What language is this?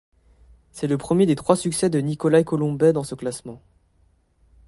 French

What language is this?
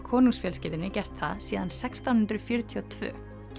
Icelandic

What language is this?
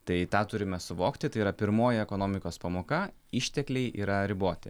Lithuanian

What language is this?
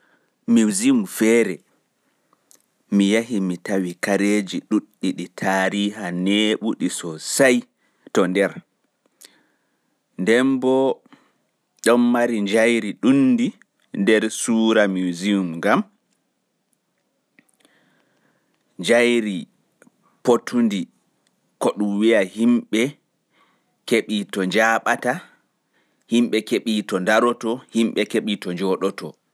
Fula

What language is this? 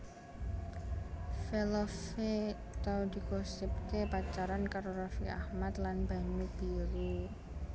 Javanese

